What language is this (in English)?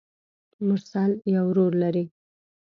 Pashto